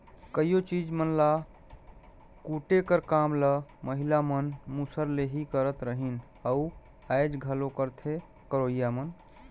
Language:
Chhattisgarhi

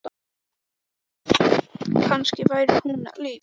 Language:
Icelandic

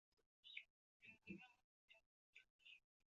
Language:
Chinese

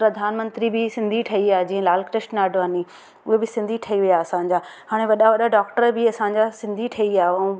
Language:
Sindhi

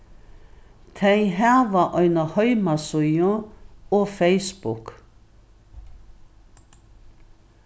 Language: Faroese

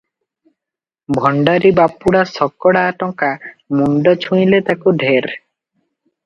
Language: Odia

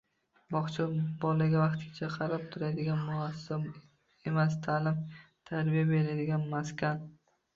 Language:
Uzbek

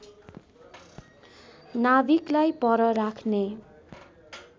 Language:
Nepali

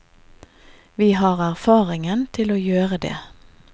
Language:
Norwegian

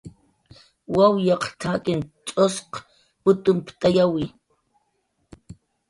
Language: Jaqaru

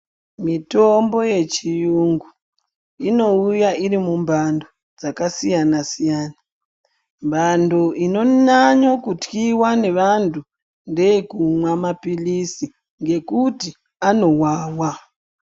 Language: Ndau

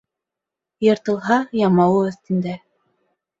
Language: Bashkir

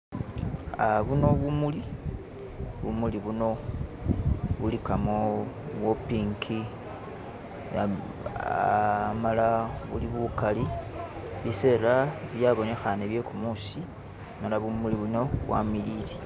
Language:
Masaaba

